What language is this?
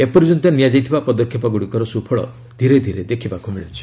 Odia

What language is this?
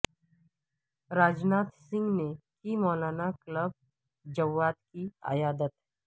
Urdu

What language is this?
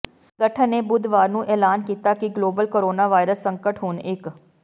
Punjabi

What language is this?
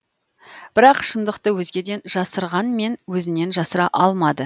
Kazakh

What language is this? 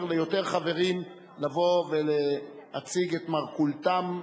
Hebrew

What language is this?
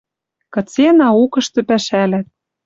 Western Mari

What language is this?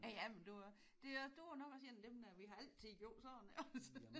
Danish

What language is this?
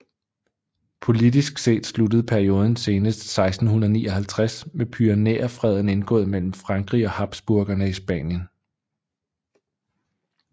Danish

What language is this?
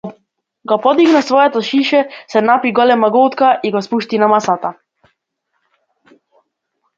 Macedonian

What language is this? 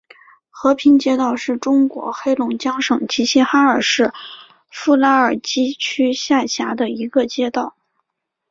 Chinese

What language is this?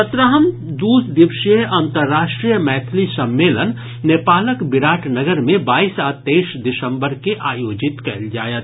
Maithili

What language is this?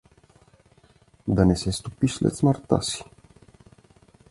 Bulgarian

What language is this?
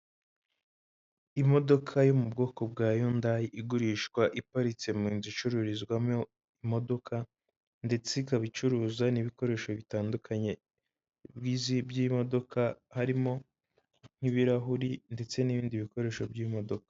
Kinyarwanda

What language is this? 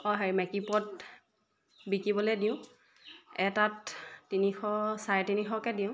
Assamese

